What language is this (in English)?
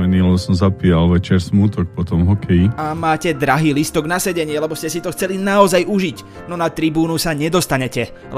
Slovak